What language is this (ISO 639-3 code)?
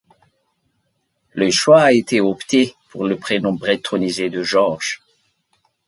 fra